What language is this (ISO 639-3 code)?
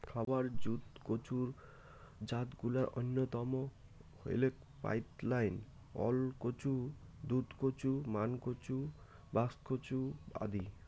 ben